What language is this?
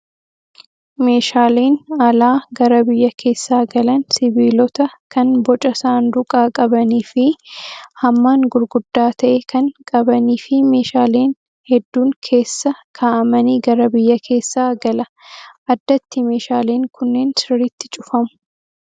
Oromo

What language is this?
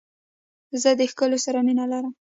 Pashto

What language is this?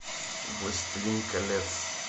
Russian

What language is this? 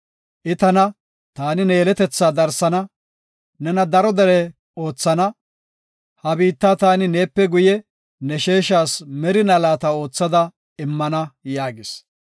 Gofa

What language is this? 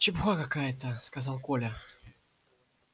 Russian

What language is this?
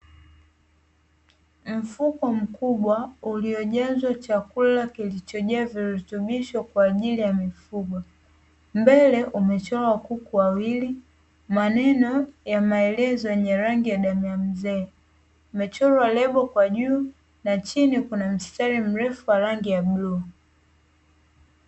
Swahili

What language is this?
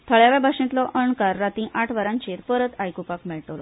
Konkani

